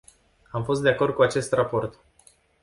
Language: Romanian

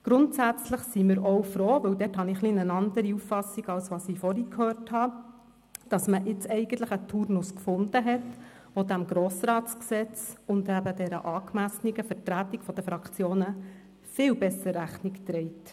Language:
Swiss German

